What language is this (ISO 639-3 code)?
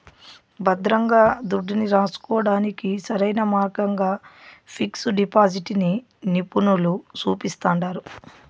tel